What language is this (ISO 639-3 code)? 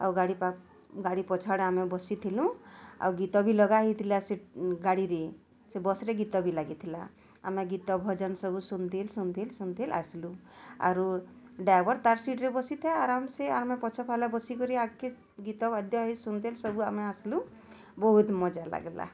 ori